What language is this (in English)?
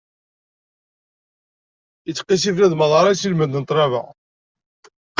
Kabyle